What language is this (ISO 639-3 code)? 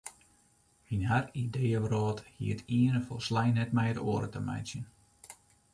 fry